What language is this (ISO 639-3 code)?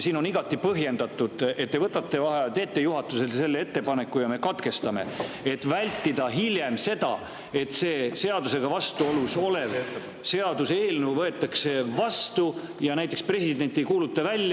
est